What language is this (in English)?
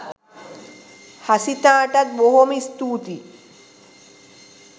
Sinhala